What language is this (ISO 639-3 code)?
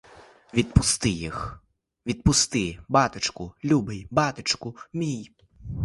ukr